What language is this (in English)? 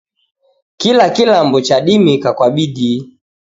Taita